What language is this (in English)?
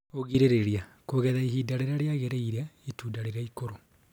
Kikuyu